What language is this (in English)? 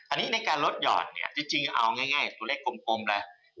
Thai